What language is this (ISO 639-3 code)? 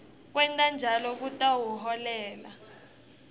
ssw